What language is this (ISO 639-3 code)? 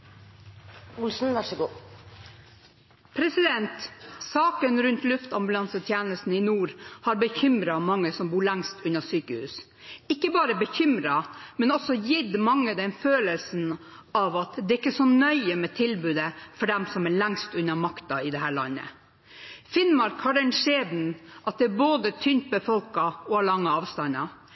nob